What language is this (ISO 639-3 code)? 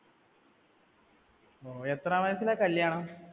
mal